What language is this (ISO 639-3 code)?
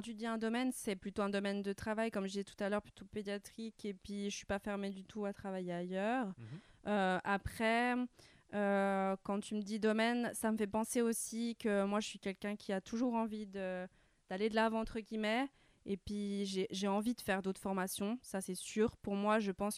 fra